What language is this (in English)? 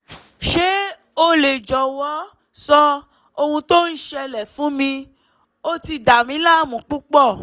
Yoruba